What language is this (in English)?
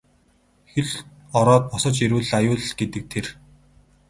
Mongolian